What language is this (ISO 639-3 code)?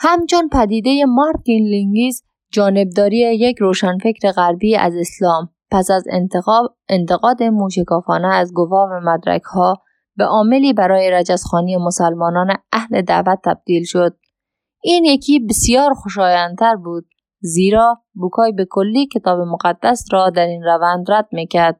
fas